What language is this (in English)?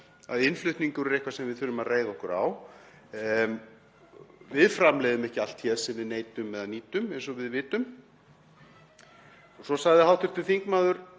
Icelandic